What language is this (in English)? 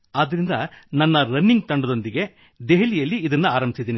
Kannada